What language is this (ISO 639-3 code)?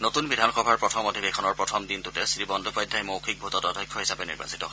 asm